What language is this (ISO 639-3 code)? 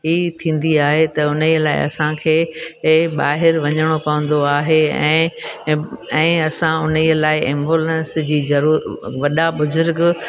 snd